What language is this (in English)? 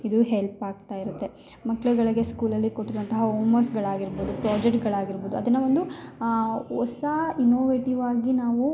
Kannada